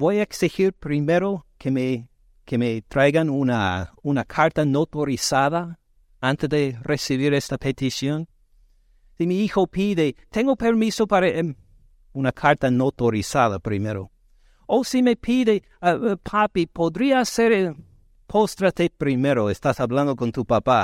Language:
Spanish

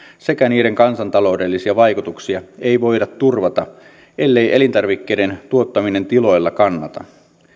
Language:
Finnish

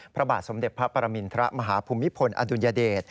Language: Thai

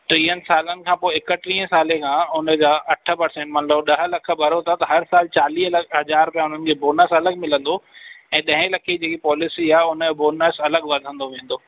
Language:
Sindhi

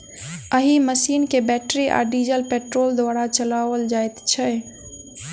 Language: Maithili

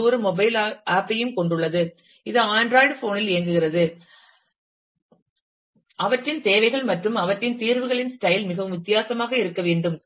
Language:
Tamil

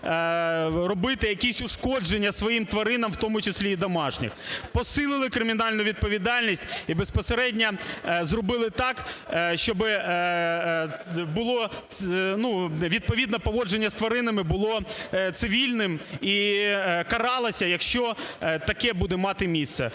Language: Ukrainian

